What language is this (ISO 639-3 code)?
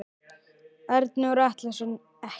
isl